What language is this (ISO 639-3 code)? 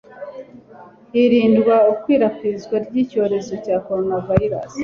kin